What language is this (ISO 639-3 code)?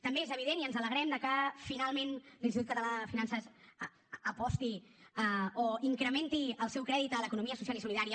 cat